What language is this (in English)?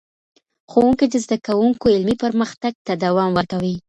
Pashto